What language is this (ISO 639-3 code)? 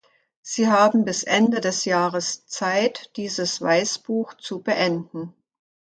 deu